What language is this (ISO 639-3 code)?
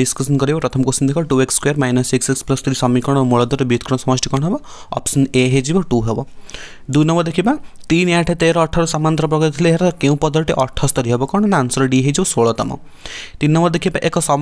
hin